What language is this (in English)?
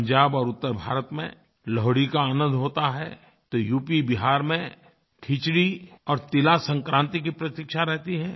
Hindi